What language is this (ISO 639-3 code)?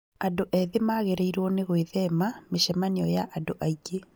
kik